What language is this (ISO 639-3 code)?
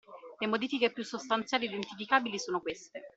ita